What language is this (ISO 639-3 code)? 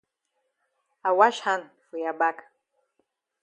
wes